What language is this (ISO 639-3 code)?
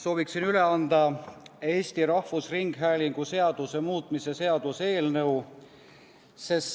est